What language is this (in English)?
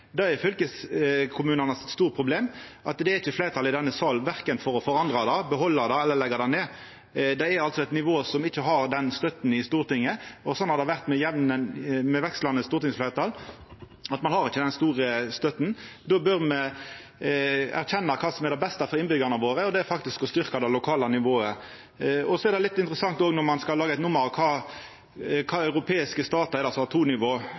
Norwegian Nynorsk